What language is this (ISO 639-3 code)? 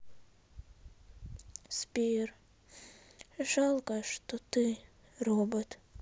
rus